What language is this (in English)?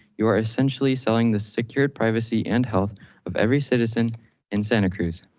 English